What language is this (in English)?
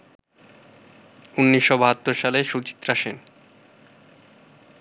Bangla